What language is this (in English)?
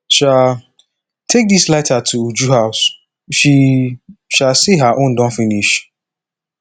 Nigerian Pidgin